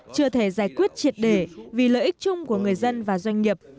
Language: Vietnamese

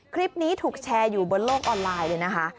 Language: Thai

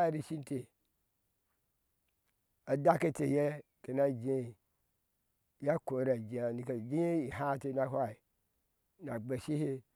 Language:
Ashe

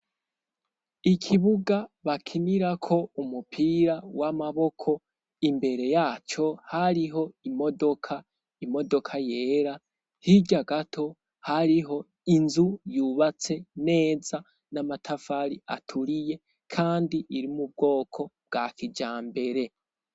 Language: Rundi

